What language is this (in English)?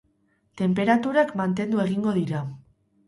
Basque